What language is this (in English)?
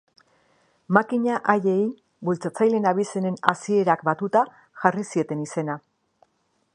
Basque